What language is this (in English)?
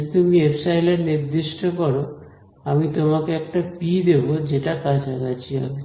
Bangla